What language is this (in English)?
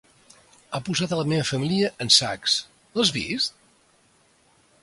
Catalan